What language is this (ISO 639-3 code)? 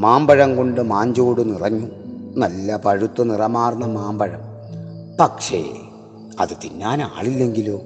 mal